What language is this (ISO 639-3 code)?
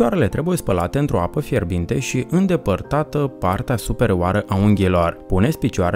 ron